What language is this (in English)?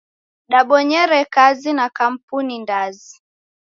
Taita